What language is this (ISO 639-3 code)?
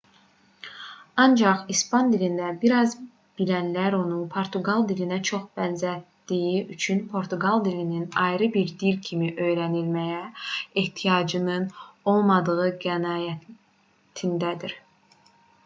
aze